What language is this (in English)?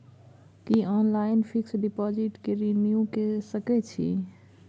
Maithili